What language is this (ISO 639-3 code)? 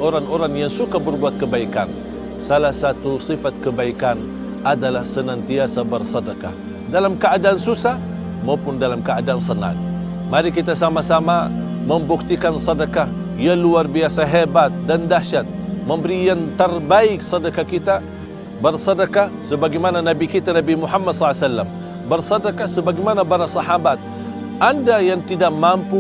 msa